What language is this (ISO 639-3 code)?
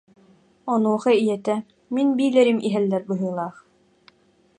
sah